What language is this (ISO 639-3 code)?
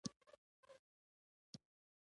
pus